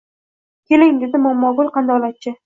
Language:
Uzbek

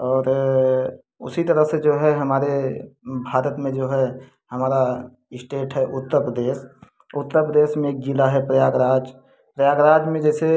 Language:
Hindi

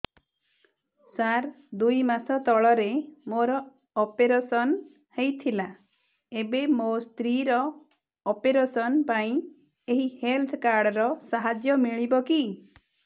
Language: Odia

